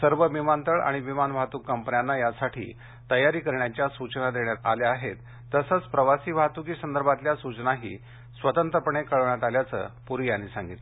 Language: Marathi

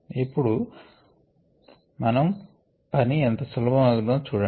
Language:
Telugu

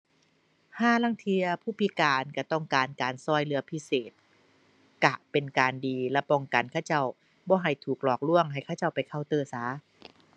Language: Thai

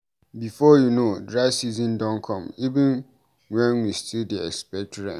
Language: Nigerian Pidgin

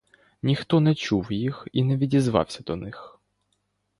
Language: Ukrainian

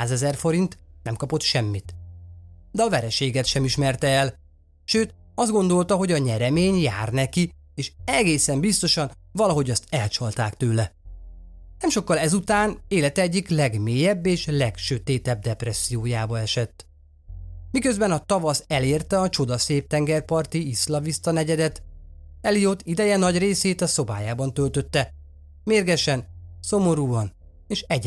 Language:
Hungarian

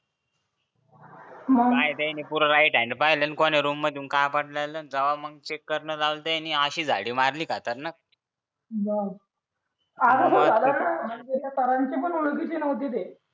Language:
Marathi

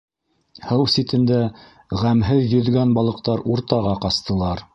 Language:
Bashkir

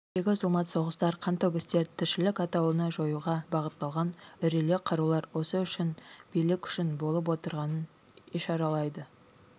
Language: Kazakh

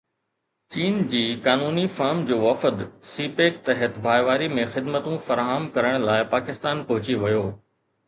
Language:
Sindhi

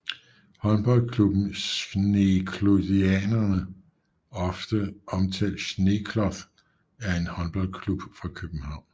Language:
Danish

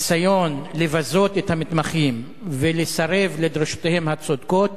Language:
Hebrew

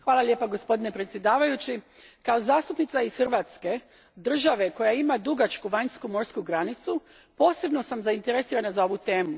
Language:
Croatian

